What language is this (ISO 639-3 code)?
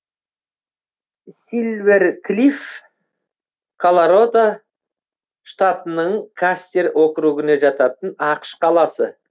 kaz